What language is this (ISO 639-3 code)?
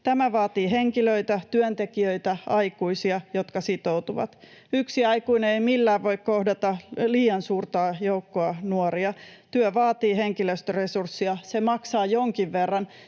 fin